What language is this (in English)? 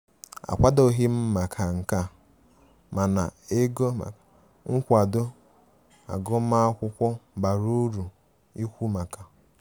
Igbo